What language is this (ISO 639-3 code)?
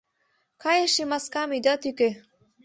chm